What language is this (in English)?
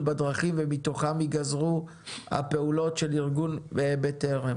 Hebrew